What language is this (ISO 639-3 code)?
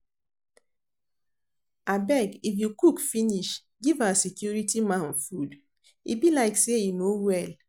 pcm